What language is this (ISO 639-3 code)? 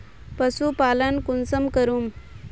mag